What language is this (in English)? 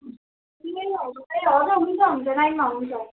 Nepali